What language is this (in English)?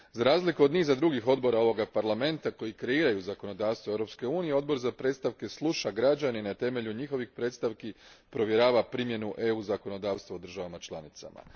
Croatian